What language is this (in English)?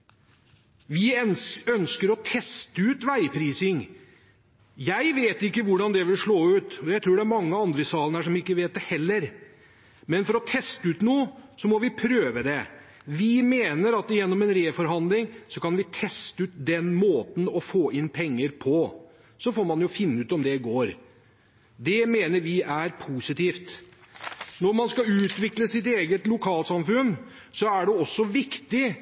Norwegian Bokmål